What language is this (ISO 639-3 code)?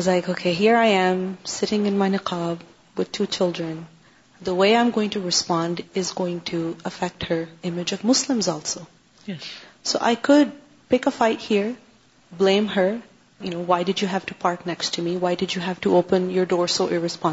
urd